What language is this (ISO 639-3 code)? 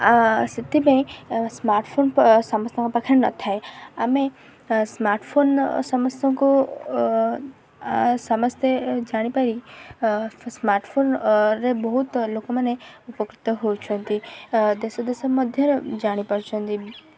ori